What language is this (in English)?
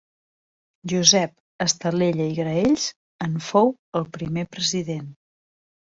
Catalan